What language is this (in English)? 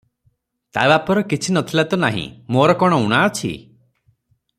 Odia